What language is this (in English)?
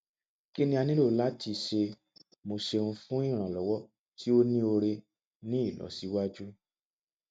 Yoruba